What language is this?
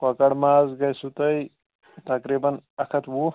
Kashmiri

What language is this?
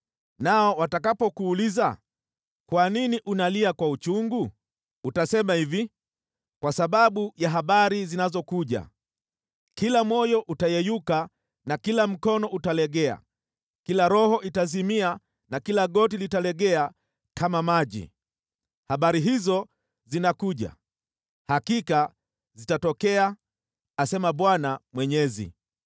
Swahili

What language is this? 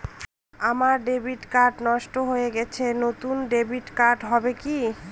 Bangla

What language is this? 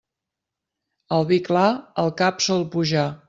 Catalan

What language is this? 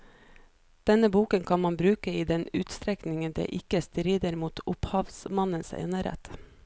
Norwegian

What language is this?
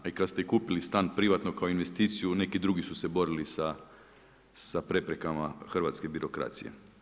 Croatian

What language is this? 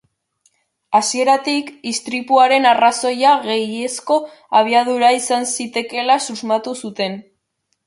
Basque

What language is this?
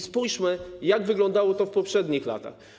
Polish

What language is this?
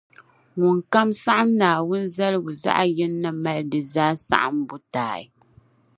Dagbani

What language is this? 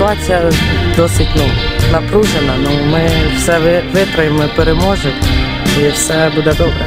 Ukrainian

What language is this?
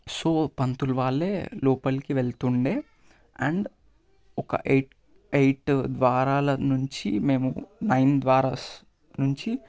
Telugu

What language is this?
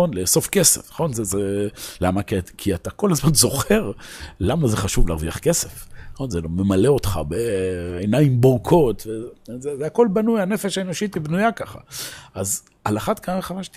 Hebrew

